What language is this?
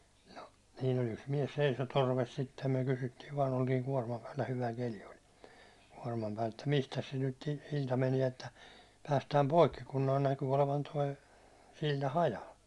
Finnish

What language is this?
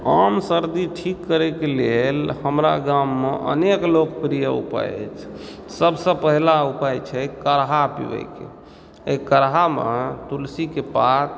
Maithili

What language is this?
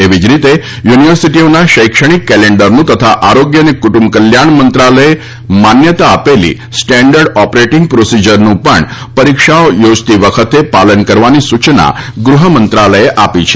Gujarati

